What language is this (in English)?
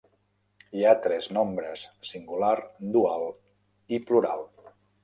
Catalan